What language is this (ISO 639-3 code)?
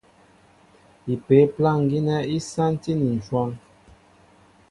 mbo